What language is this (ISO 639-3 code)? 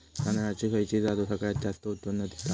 mar